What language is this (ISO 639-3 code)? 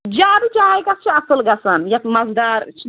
kas